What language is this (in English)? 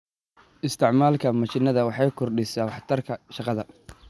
Somali